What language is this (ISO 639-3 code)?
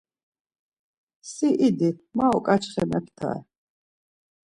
lzz